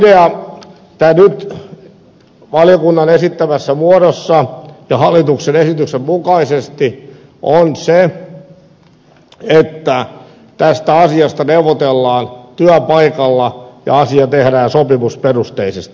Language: Finnish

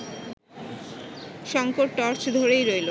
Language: Bangla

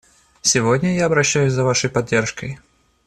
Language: Russian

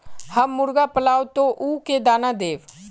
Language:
Magahi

